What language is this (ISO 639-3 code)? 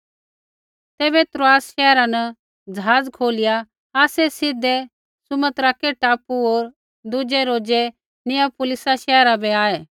kfx